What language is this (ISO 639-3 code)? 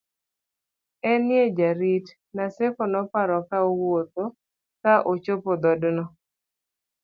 luo